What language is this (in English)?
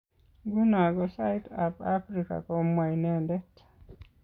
Kalenjin